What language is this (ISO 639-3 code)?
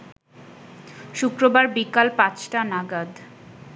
ben